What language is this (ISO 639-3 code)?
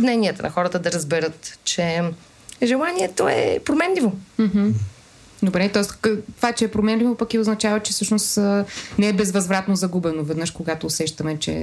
bul